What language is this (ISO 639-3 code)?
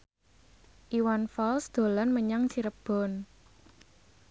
jav